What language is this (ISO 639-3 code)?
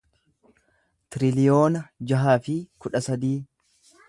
orm